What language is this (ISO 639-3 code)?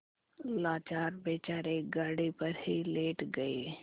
hin